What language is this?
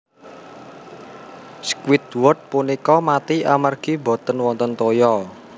Javanese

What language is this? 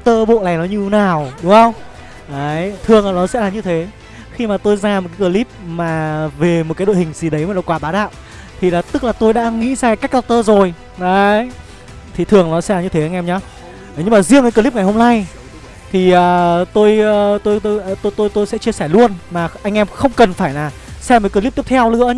Vietnamese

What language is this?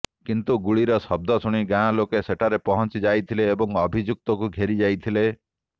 Odia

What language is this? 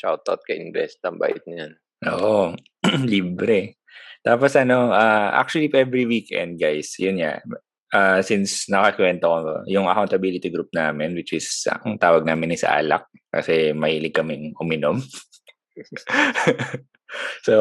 Filipino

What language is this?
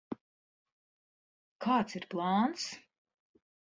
Latvian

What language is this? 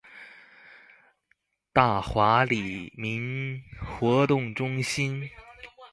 Chinese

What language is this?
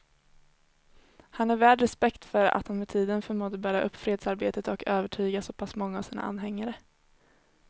Swedish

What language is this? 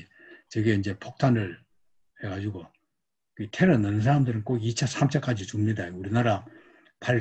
Korean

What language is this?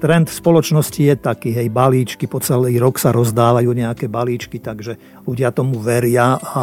Slovak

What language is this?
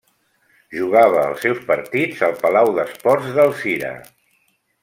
Catalan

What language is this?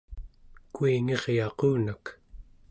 Central Yupik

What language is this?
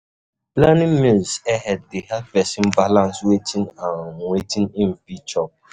Nigerian Pidgin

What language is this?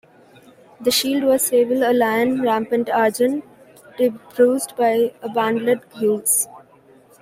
English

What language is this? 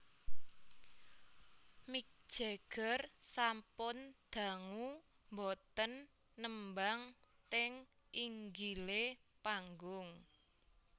Javanese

